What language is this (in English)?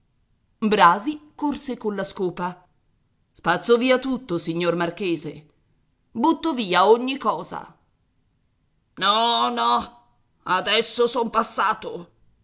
Italian